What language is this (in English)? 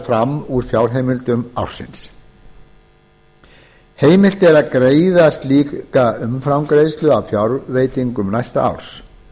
Icelandic